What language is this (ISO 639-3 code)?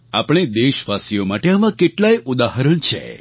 guj